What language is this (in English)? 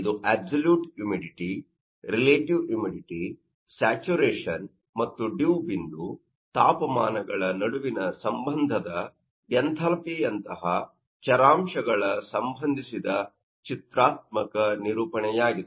Kannada